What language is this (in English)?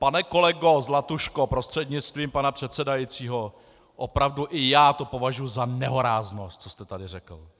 Czech